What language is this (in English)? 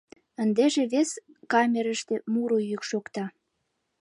Mari